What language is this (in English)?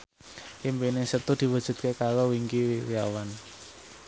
Javanese